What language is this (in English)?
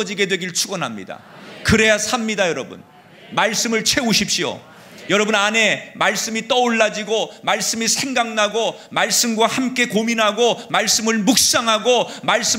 Korean